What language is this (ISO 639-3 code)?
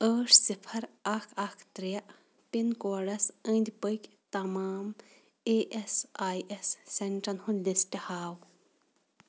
kas